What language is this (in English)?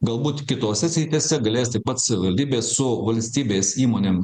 Lithuanian